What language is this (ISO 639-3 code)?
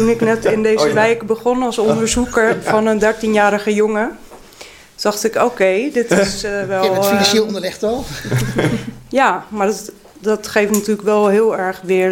nld